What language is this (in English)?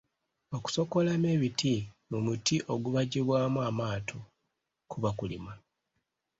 Ganda